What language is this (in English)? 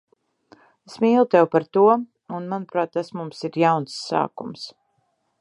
Latvian